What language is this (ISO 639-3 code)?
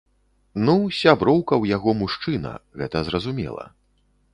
bel